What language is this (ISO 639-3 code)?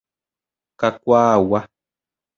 grn